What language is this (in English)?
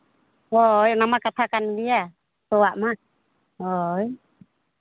Santali